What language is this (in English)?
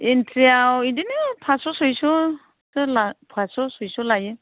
Bodo